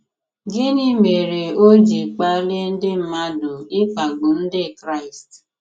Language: Igbo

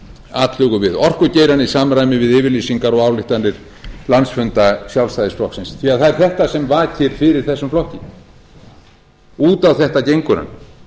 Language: Icelandic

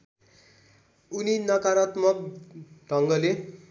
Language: Nepali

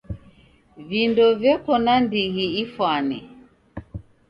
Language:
Taita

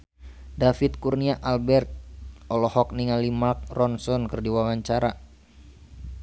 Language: Sundanese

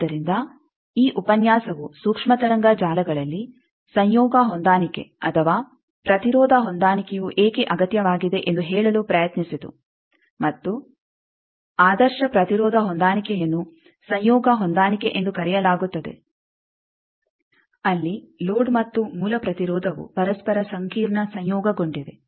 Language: Kannada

